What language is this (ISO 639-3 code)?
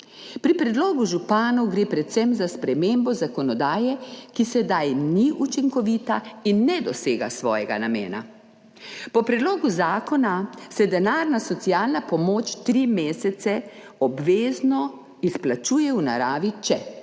slv